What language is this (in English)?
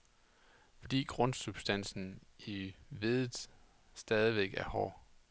Danish